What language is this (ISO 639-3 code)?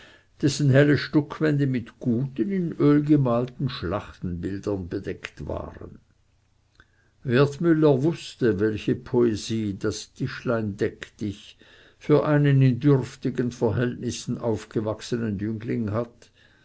deu